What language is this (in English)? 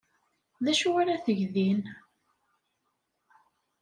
Kabyle